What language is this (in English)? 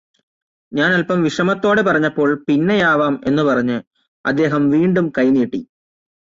Malayalam